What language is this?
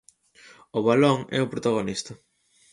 Galician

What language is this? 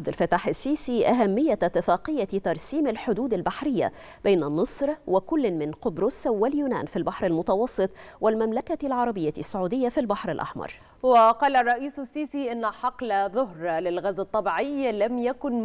Arabic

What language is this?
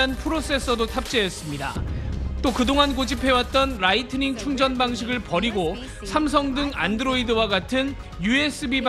Korean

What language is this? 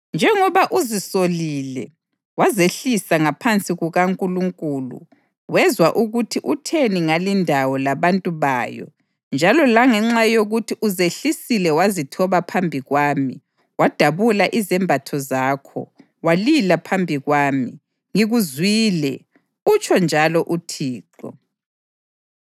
North Ndebele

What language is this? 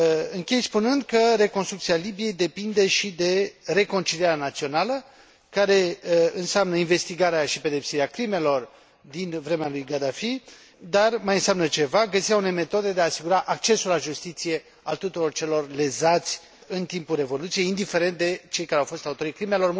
Romanian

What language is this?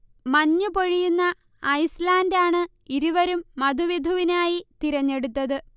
Malayalam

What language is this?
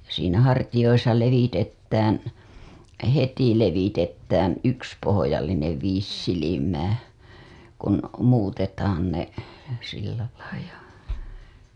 Finnish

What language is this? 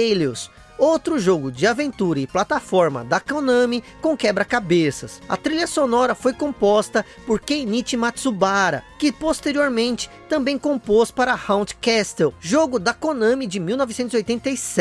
Portuguese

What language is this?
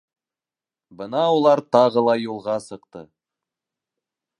Bashkir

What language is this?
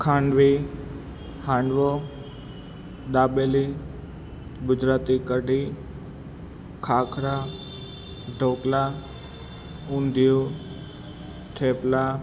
Gujarati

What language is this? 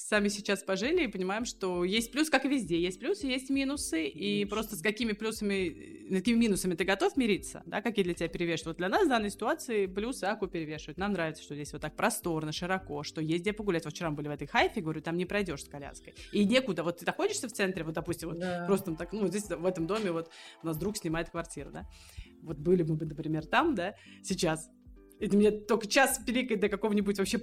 Russian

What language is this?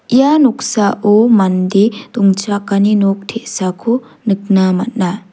Garo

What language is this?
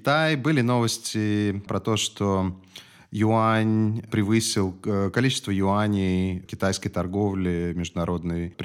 Russian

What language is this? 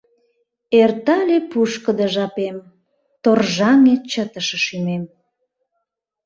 Mari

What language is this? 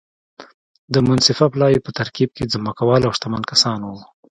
Pashto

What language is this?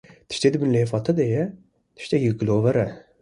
Kurdish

